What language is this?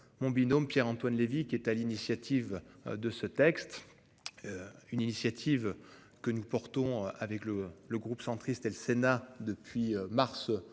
French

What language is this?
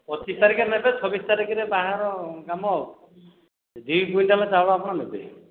Odia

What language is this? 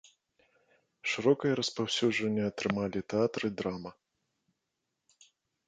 Belarusian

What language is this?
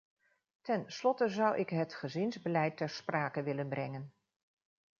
Dutch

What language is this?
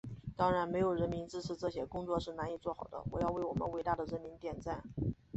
Chinese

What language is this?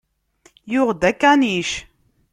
Kabyle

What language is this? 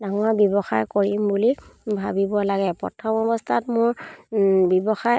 Assamese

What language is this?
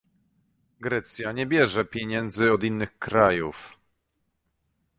Polish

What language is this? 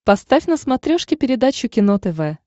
Russian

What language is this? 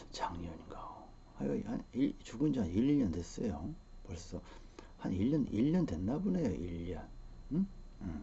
Korean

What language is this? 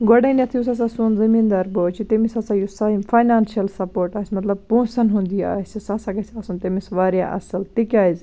Kashmiri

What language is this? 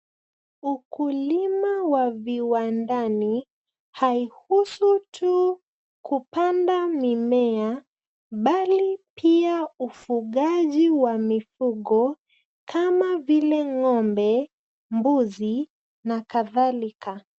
Swahili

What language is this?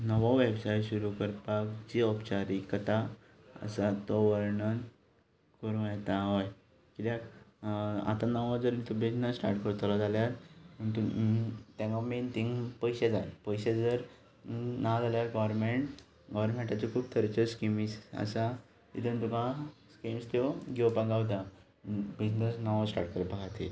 Konkani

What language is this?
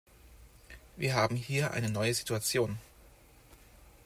German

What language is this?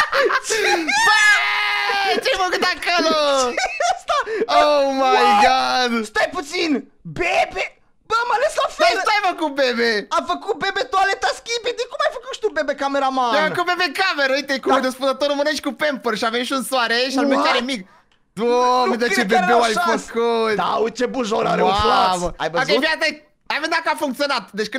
Romanian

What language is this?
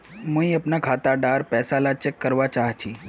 Magahi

